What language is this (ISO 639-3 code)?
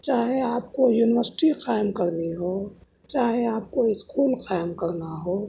urd